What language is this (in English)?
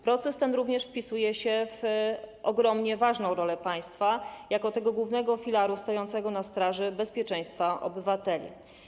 Polish